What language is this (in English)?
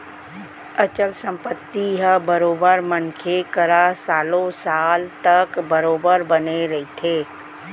Chhattisgarhi